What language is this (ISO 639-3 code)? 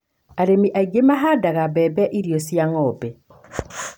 kik